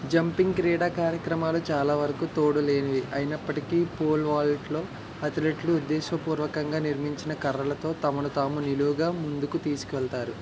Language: Telugu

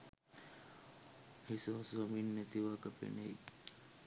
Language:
Sinhala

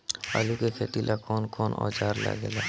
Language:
Bhojpuri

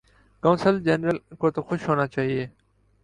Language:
Urdu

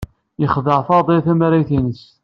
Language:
Kabyle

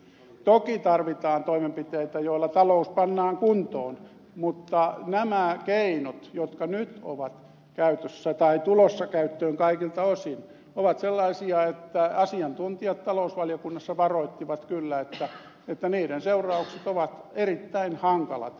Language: Finnish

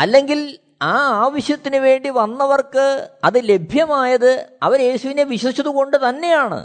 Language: Malayalam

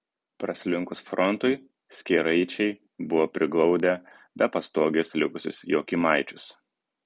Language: Lithuanian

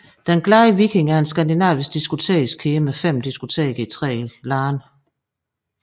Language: Danish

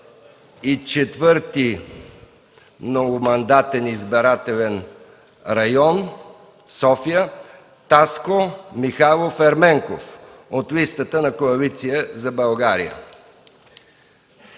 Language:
Bulgarian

